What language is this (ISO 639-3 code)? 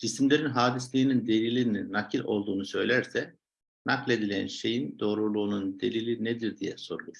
tur